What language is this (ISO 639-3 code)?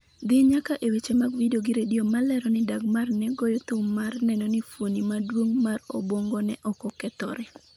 luo